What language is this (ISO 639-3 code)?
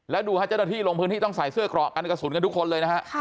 tha